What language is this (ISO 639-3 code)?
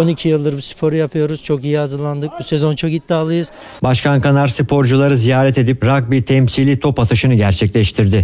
tur